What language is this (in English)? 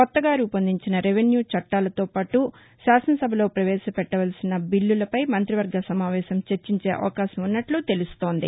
Telugu